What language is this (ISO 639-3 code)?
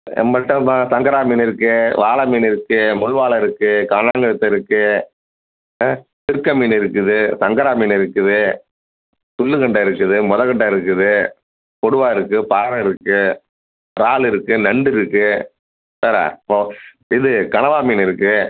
tam